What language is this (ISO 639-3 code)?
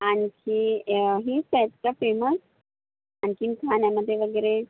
mar